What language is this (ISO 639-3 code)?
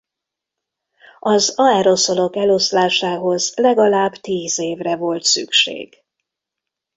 hun